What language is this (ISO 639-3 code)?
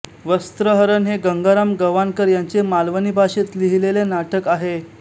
mar